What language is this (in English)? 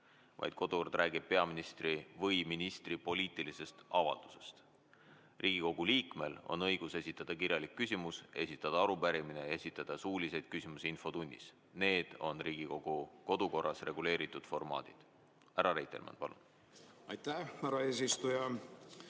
Estonian